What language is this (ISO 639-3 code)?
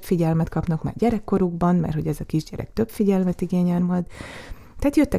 hun